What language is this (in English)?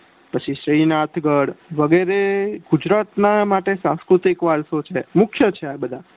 Gujarati